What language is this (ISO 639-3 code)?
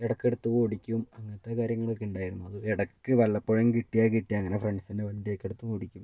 mal